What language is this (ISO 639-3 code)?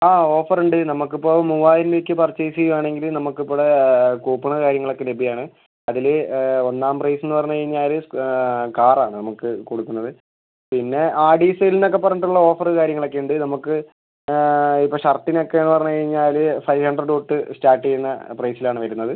mal